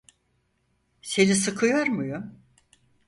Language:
Turkish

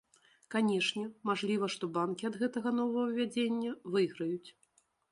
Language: Belarusian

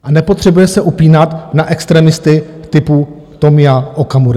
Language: Czech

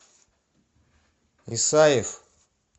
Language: Russian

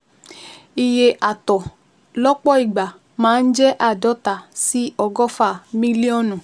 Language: Yoruba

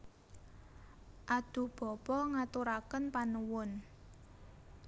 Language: Javanese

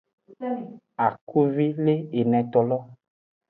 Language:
Aja (Benin)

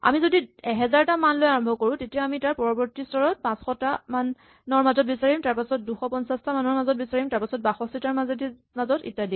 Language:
Assamese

